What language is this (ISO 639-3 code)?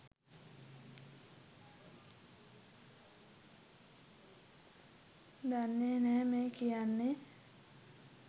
sin